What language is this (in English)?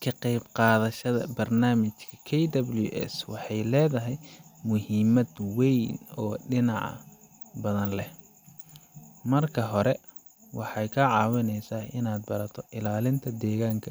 Somali